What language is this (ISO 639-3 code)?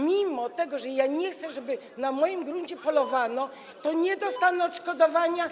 pol